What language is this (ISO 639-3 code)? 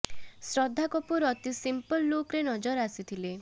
ori